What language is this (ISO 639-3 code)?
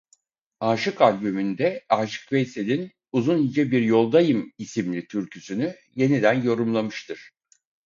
tur